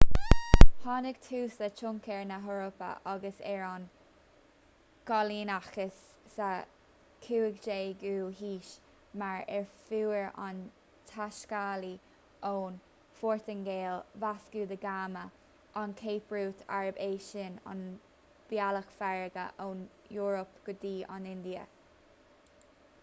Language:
Irish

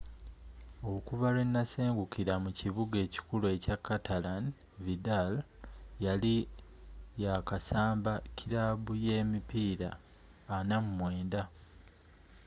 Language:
Ganda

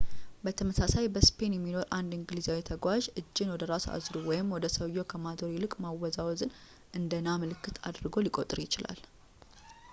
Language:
Amharic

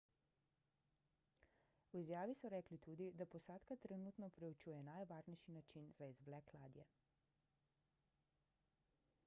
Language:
Slovenian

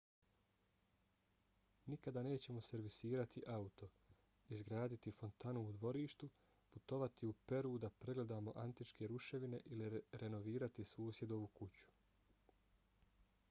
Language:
Bosnian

